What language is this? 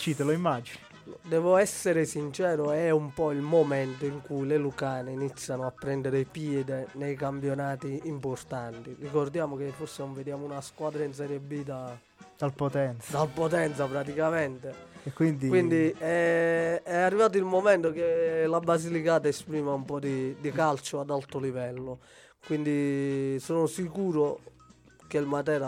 Italian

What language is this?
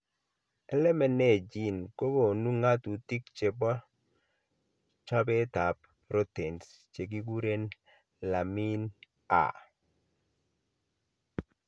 Kalenjin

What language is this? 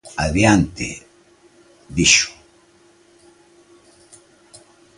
Galician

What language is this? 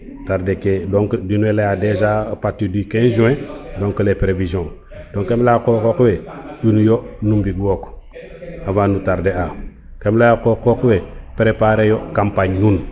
Serer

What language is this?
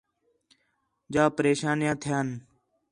Khetrani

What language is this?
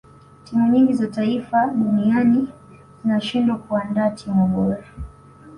Swahili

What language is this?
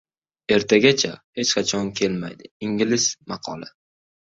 Uzbek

